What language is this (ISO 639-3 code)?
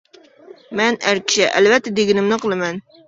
uig